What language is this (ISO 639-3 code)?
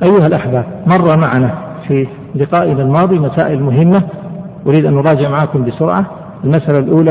ara